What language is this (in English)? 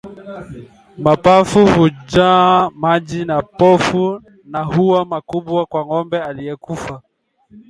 Swahili